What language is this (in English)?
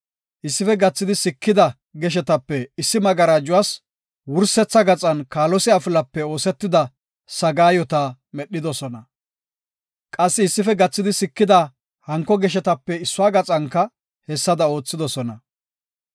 Gofa